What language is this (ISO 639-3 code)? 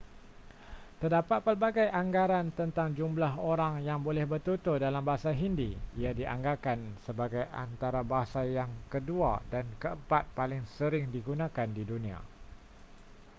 msa